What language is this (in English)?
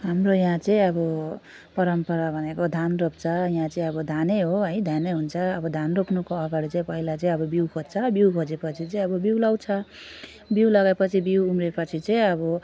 Nepali